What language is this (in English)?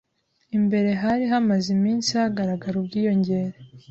Kinyarwanda